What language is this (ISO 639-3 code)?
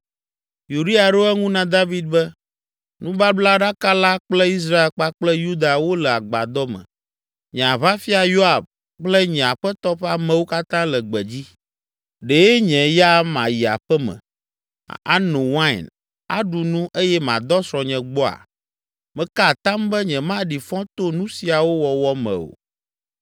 ewe